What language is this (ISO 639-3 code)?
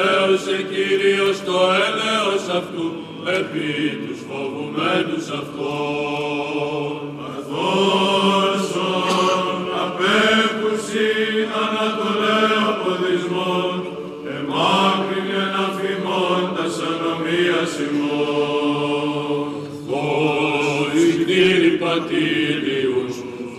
ell